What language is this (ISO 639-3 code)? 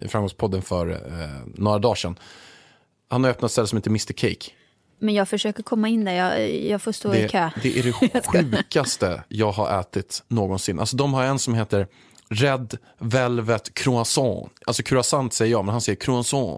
swe